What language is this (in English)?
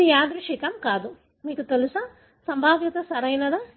Telugu